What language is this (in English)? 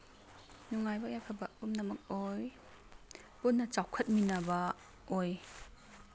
Manipuri